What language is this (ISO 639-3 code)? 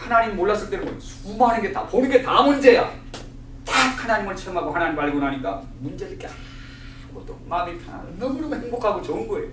kor